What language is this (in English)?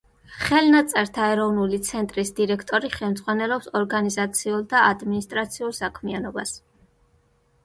Georgian